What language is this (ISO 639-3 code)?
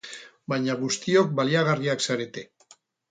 eus